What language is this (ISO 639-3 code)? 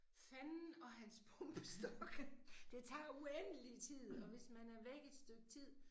dan